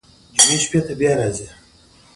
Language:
Pashto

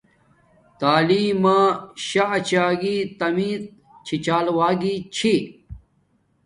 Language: Domaaki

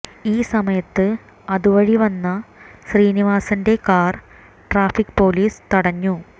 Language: Malayalam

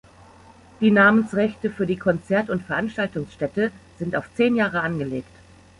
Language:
German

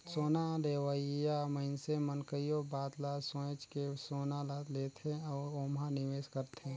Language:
Chhattisgarhi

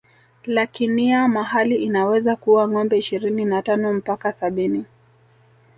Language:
Swahili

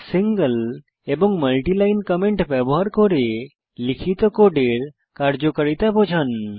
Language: Bangla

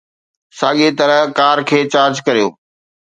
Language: Sindhi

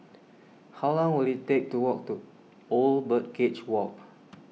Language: English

